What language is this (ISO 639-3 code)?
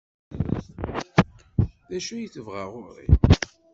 kab